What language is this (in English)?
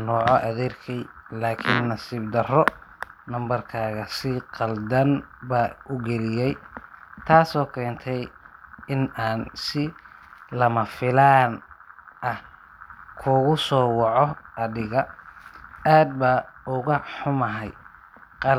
Somali